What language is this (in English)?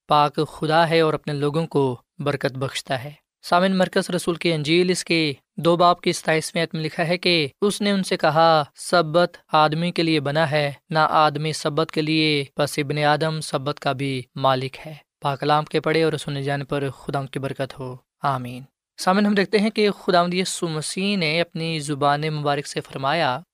Urdu